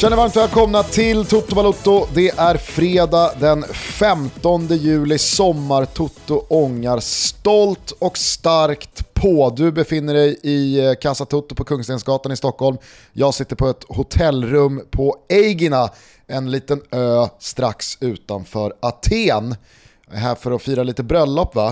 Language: Swedish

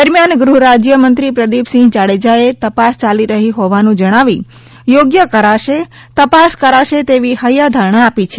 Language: Gujarati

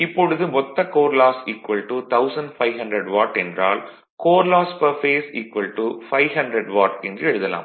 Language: Tamil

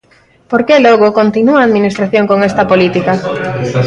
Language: Galician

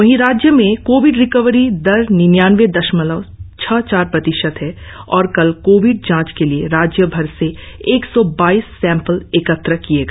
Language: Hindi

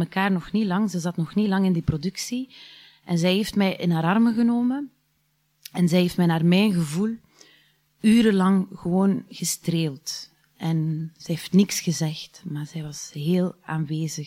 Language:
Dutch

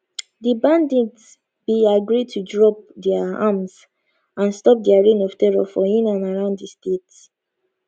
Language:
Nigerian Pidgin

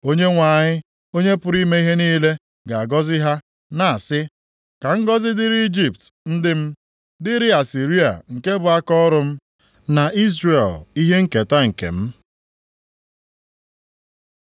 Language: Igbo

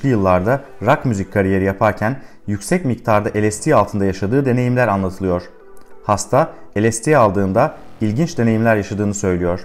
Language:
Turkish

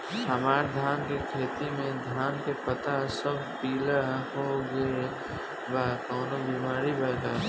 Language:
Bhojpuri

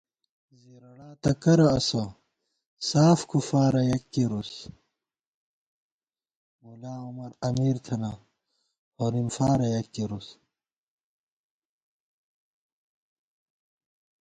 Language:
Gawar-Bati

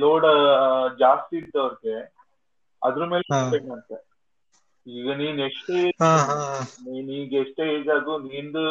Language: Kannada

